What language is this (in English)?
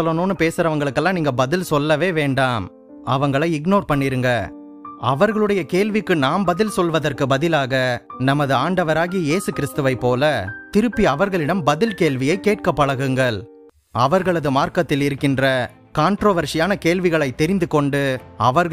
Tamil